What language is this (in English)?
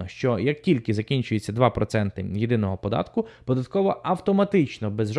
Ukrainian